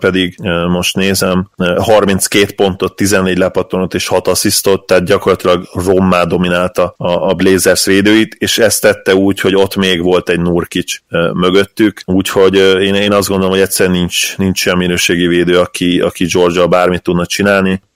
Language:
Hungarian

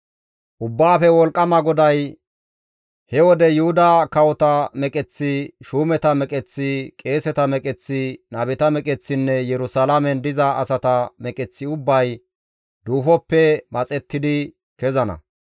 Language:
Gamo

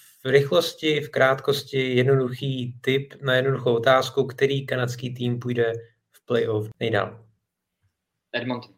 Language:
Czech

